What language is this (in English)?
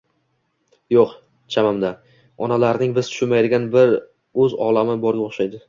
Uzbek